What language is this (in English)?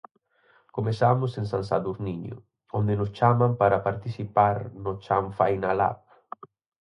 Galician